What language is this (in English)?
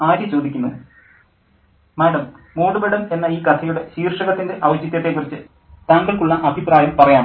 Malayalam